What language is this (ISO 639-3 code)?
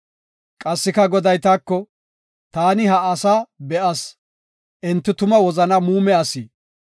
gof